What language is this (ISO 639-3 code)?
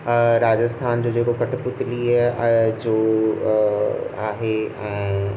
snd